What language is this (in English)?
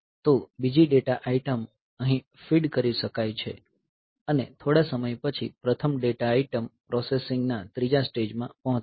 Gujarati